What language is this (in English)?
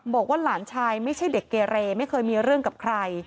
Thai